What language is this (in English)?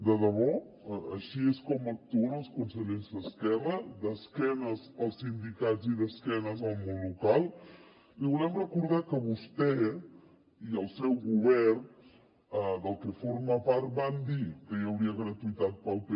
Catalan